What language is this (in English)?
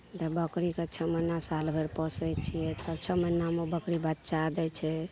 Maithili